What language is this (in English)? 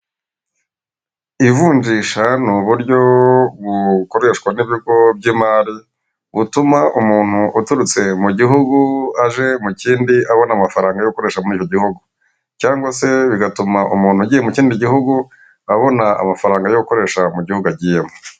Kinyarwanda